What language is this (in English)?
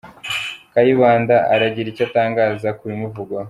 Kinyarwanda